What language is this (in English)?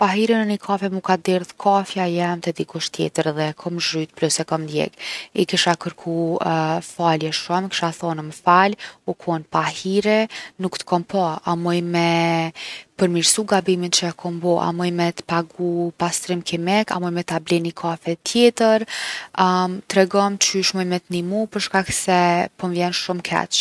Gheg Albanian